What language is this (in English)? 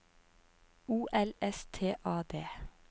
Norwegian